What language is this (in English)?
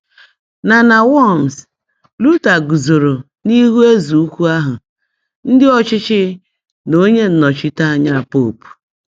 Igbo